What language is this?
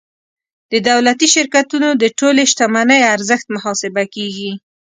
Pashto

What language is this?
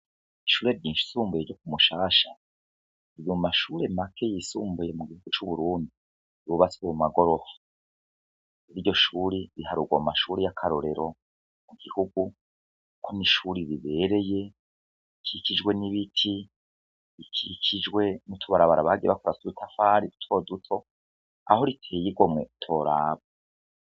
Rundi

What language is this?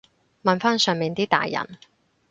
Cantonese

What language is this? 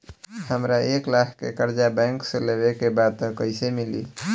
Bhojpuri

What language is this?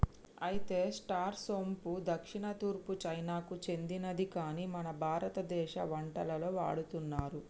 Telugu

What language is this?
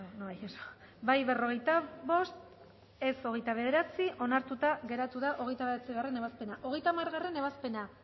Basque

